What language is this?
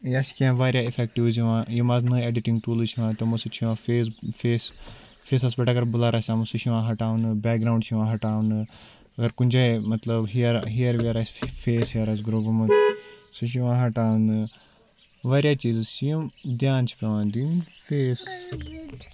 Kashmiri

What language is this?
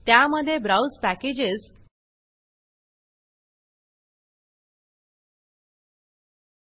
Marathi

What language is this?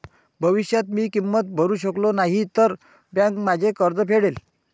Marathi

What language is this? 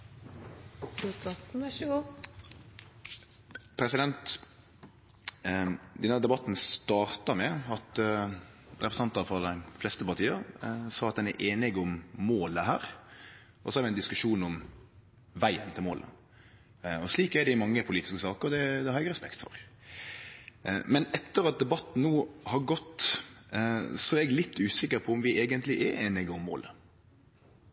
Norwegian Nynorsk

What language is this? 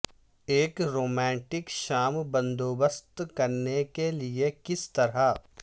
Urdu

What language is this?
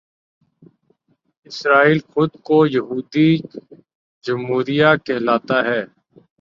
Urdu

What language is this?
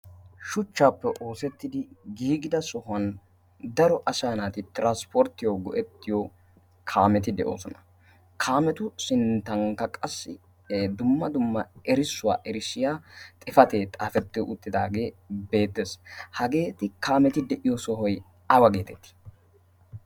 Wolaytta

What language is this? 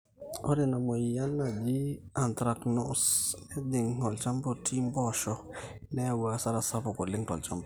Masai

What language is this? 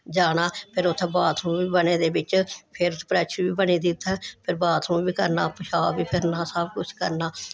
Dogri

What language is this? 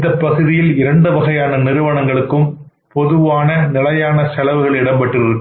Tamil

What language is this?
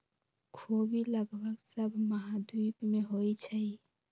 Magahi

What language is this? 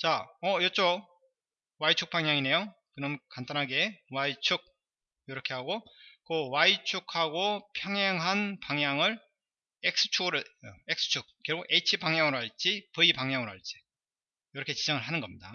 Korean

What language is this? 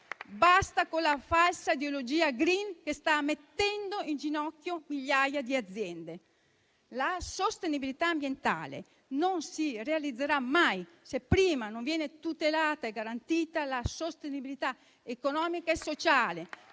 Italian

